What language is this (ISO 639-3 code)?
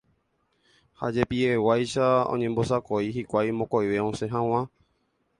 grn